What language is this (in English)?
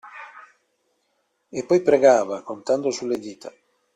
Italian